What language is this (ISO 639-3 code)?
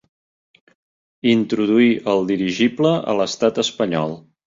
cat